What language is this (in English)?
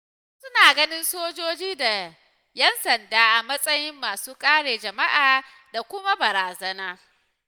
Hausa